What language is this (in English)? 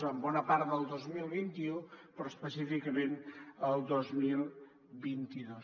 Catalan